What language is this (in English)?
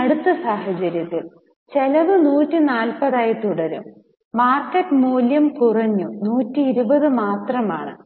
Malayalam